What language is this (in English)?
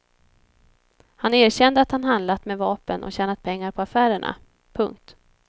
Swedish